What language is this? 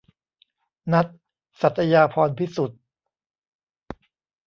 Thai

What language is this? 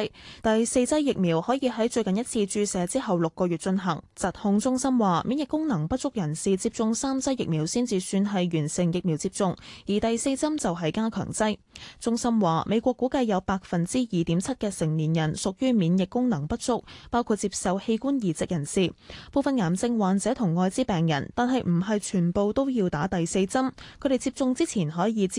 Chinese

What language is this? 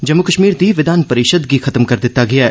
Dogri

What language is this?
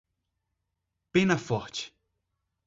Portuguese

